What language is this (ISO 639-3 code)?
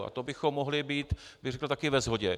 ces